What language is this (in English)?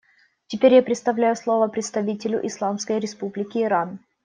Russian